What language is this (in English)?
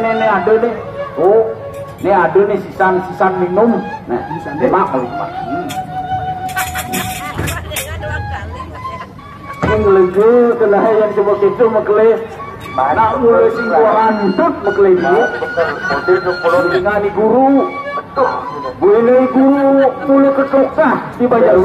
Indonesian